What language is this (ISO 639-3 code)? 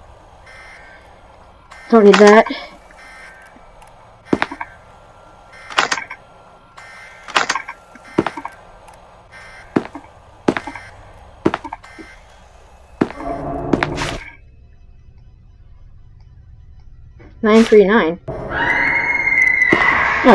eng